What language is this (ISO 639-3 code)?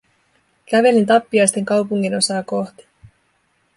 fin